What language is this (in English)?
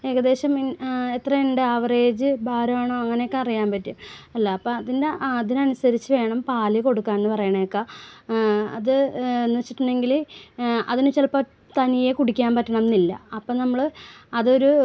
Malayalam